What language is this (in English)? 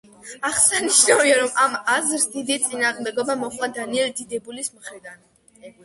Georgian